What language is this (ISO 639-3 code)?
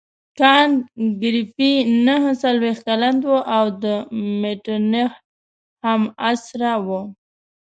pus